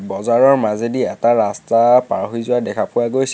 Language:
Assamese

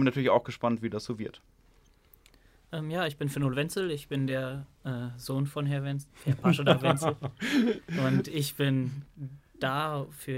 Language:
German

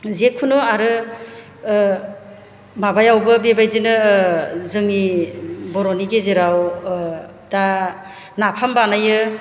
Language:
Bodo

